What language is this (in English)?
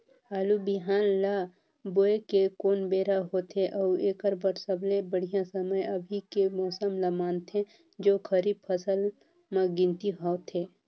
Chhattisgarhi